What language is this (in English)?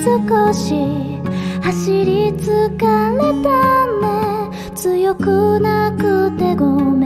Japanese